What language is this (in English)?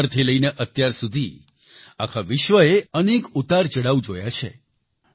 Gujarati